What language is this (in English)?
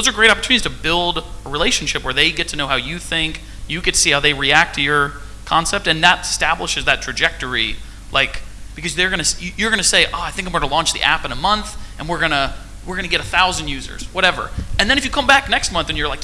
English